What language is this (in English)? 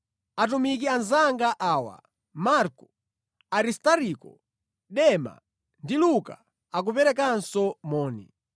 Nyanja